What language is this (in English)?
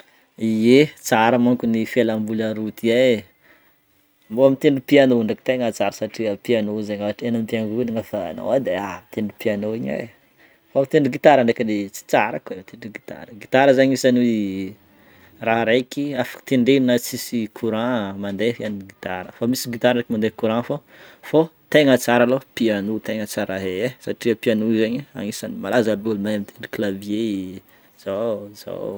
Northern Betsimisaraka Malagasy